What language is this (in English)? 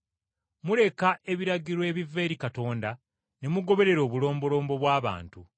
Ganda